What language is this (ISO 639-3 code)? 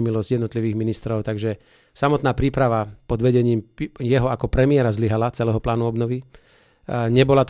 slk